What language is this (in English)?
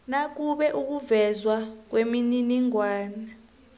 South Ndebele